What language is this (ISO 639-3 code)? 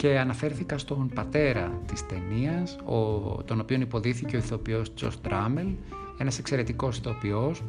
ell